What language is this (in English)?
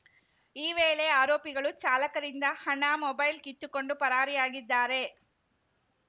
Kannada